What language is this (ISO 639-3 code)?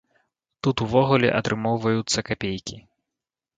bel